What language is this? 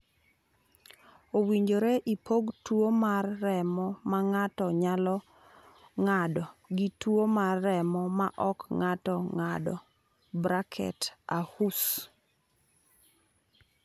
Luo (Kenya and Tanzania)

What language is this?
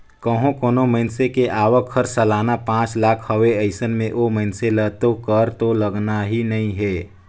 Chhattisgarhi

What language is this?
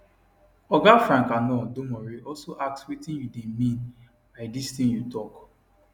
Nigerian Pidgin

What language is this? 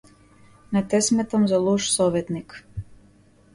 Macedonian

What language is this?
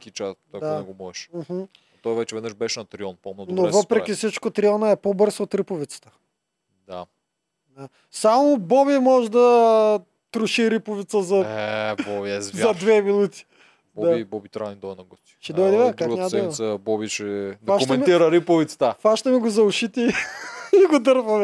Bulgarian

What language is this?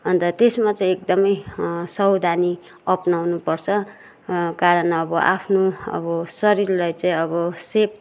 Nepali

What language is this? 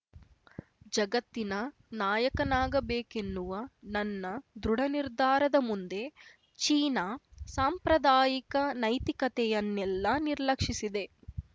Kannada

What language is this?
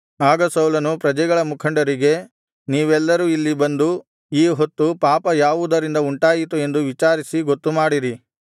Kannada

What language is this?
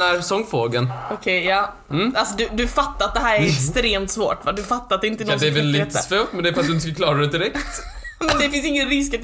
Swedish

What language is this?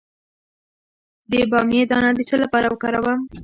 Pashto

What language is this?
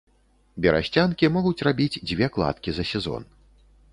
Belarusian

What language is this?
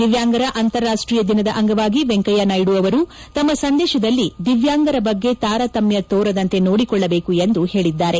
Kannada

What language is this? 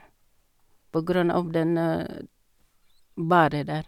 Norwegian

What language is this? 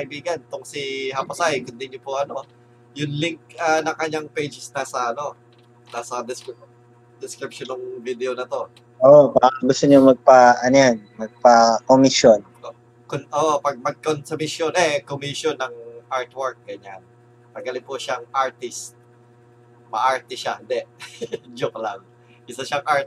Filipino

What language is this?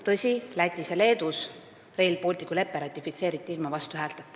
Estonian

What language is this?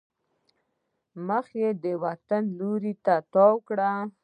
Pashto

